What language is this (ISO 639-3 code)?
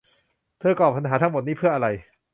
tha